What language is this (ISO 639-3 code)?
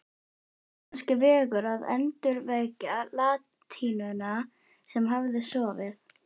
isl